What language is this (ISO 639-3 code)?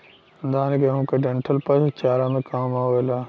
bho